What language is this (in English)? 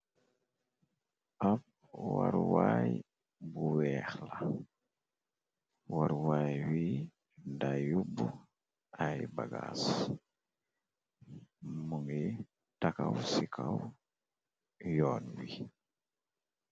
Wolof